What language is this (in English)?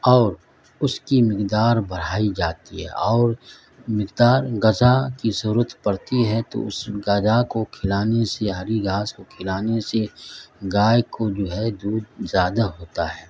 Urdu